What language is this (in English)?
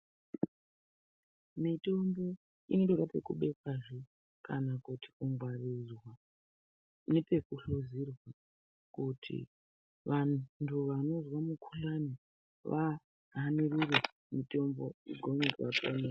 Ndau